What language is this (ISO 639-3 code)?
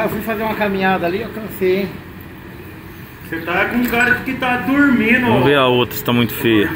por